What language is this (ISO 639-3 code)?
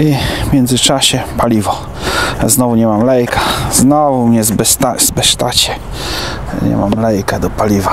pol